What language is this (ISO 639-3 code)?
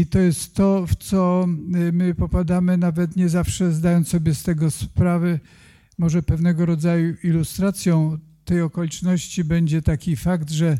pol